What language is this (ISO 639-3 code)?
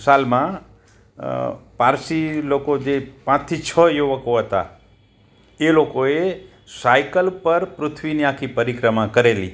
guj